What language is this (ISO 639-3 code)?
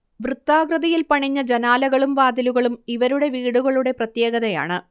mal